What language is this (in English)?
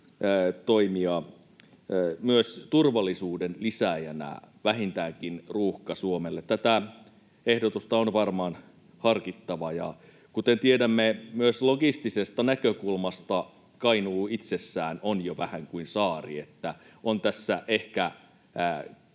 Finnish